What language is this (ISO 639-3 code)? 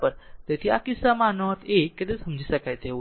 guj